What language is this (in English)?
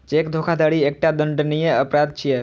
Maithili